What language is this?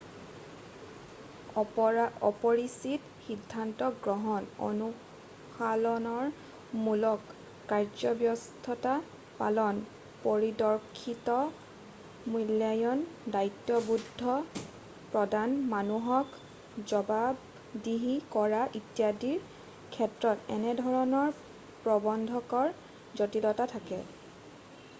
Assamese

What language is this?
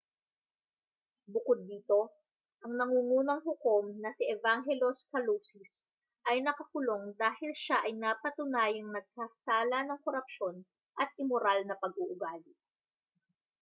Filipino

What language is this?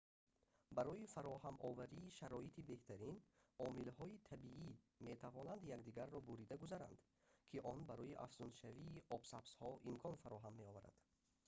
Tajik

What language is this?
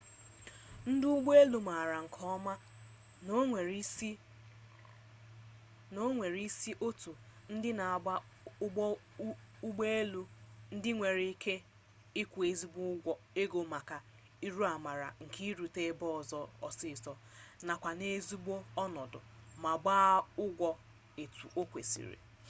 Igbo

